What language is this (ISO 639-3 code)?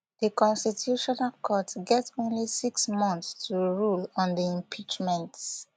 pcm